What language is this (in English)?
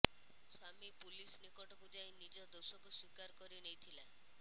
Odia